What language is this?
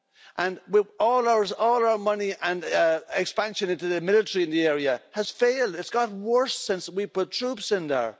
English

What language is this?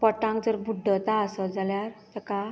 Konkani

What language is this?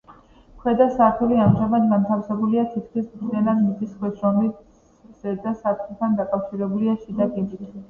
Georgian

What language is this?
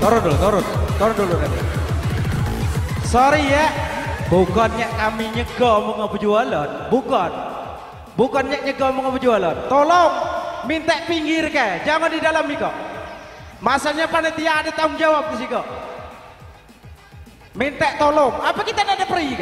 Indonesian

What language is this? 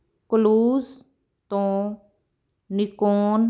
Punjabi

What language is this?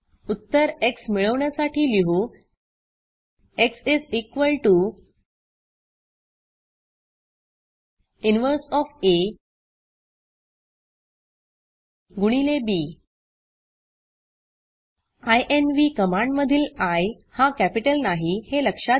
Marathi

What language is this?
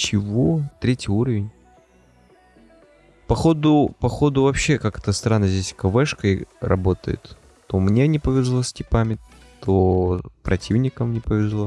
Russian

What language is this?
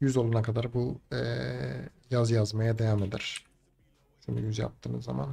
Turkish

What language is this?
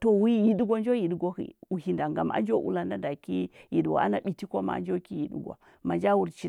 Huba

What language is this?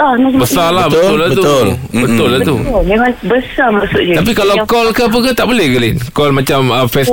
Malay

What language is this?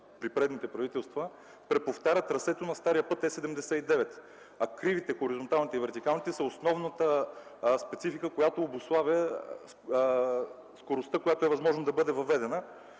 Bulgarian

